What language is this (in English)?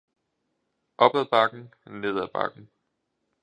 Danish